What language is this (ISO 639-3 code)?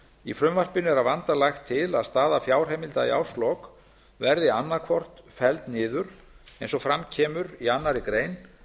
isl